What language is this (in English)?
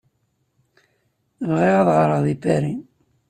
Kabyle